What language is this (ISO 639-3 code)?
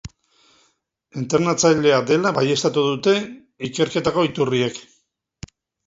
eus